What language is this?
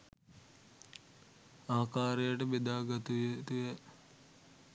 Sinhala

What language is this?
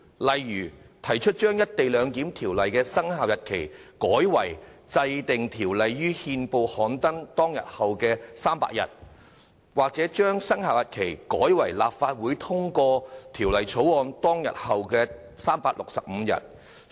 Cantonese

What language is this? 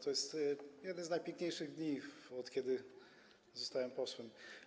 Polish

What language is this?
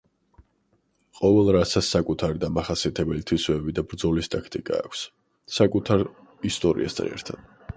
Georgian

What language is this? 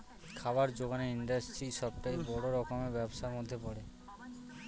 Bangla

